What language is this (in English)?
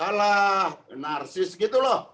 Indonesian